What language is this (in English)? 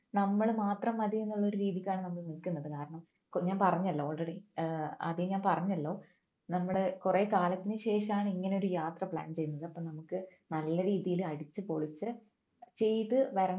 Malayalam